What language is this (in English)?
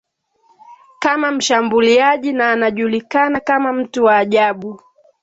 Swahili